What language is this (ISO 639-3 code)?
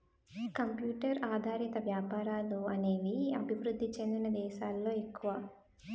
tel